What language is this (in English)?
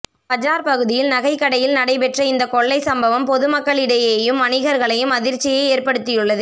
Tamil